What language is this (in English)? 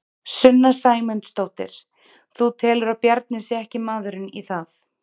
Icelandic